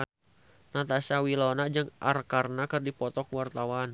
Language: Sundanese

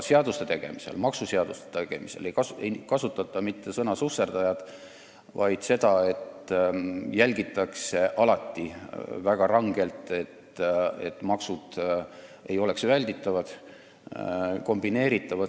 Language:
Estonian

